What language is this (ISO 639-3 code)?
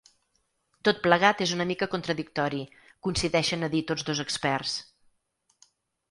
cat